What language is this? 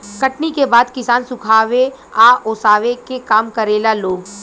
Bhojpuri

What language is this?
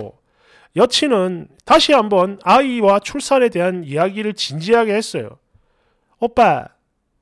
Korean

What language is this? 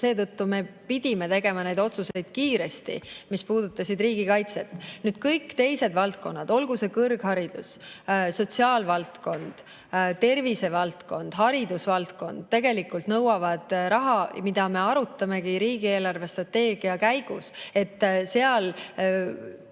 Estonian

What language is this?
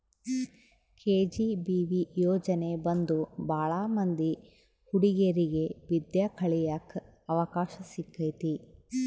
Kannada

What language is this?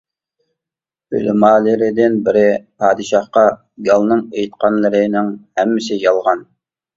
Uyghur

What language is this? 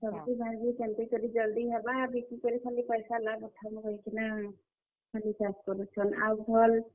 Odia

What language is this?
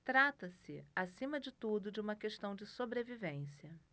Portuguese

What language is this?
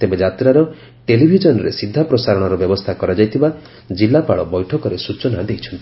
Odia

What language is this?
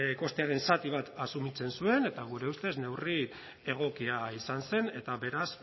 Basque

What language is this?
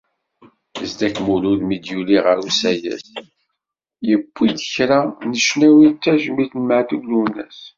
Kabyle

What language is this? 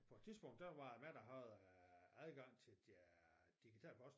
Danish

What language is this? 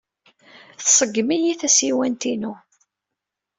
Kabyle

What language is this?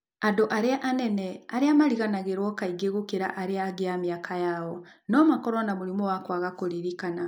Kikuyu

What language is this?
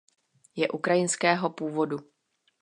Czech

